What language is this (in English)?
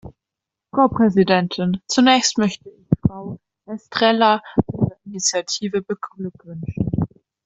German